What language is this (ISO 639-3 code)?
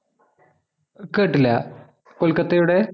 mal